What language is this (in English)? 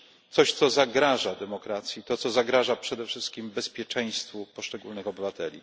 Polish